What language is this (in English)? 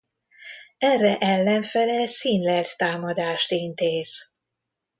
Hungarian